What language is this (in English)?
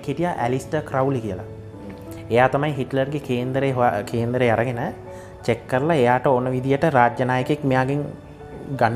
Indonesian